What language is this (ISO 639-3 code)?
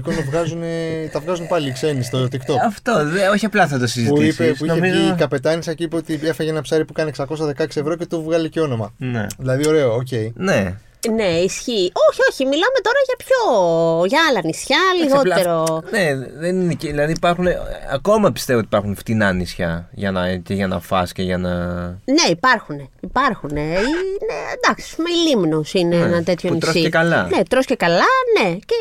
ell